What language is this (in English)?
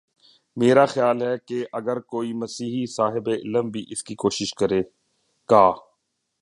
Urdu